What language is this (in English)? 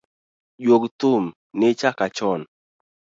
Luo (Kenya and Tanzania)